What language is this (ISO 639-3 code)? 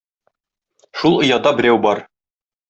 tat